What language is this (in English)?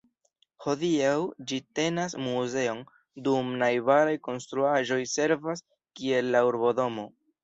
Esperanto